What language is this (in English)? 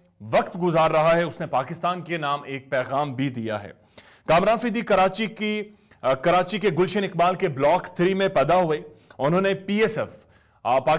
Hindi